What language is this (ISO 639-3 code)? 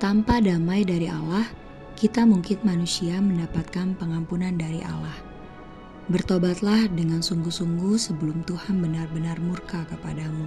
ind